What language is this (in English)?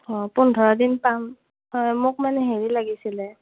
Assamese